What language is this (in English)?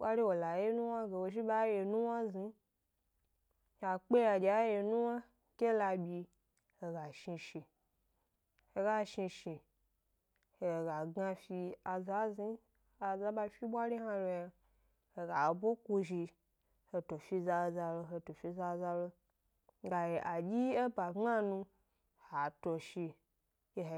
Gbari